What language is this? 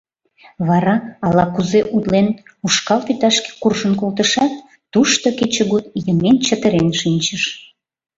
Mari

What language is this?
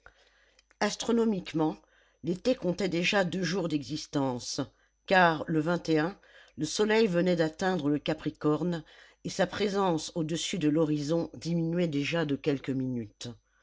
French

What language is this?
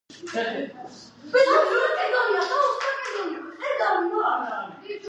Georgian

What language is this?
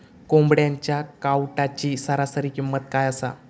Marathi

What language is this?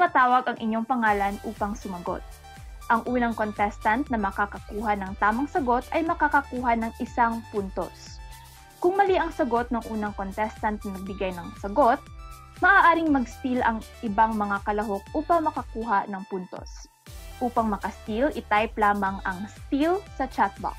Filipino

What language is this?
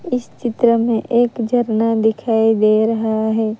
Hindi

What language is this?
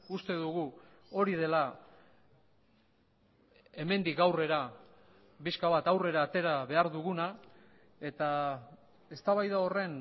Basque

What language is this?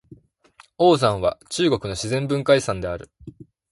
Japanese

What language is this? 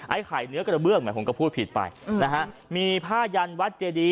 Thai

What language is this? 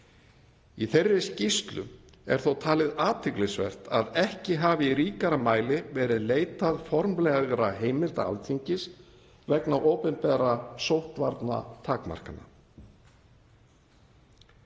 Icelandic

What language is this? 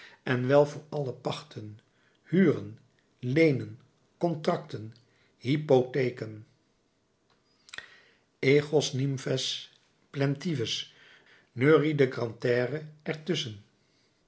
Dutch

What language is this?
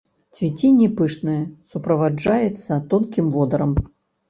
Belarusian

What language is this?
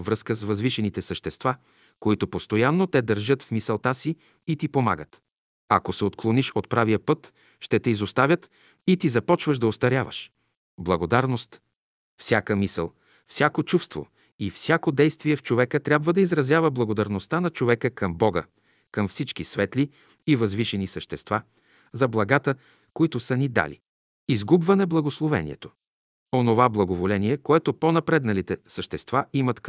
Bulgarian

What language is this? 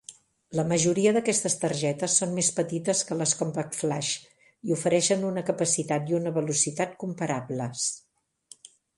Catalan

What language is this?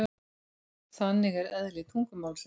Icelandic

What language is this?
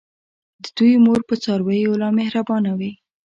Pashto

